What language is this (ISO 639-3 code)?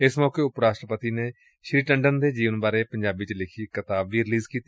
pan